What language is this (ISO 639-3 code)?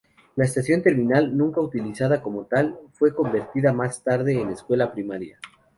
spa